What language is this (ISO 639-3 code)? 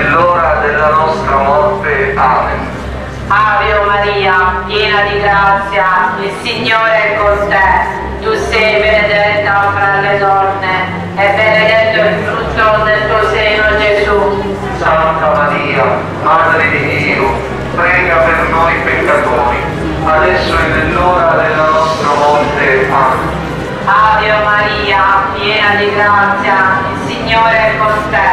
ita